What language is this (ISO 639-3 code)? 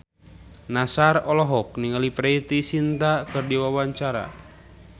sun